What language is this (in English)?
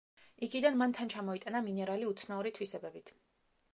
Georgian